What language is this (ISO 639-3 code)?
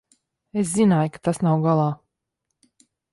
lav